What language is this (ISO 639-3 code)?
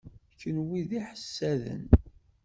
kab